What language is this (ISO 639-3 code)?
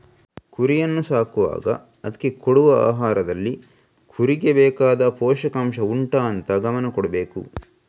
kan